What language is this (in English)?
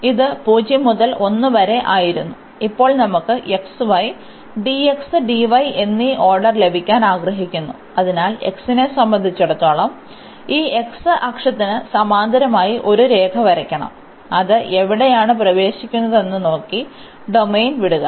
Malayalam